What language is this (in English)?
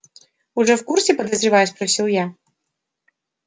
Russian